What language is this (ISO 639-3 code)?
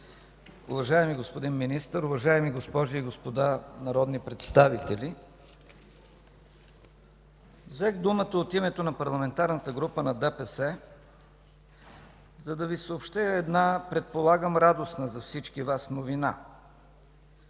bul